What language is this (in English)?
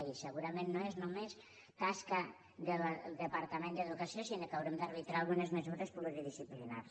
Catalan